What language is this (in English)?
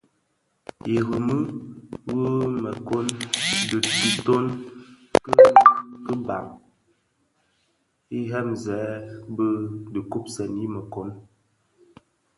Bafia